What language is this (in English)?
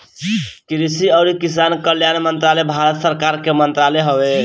Bhojpuri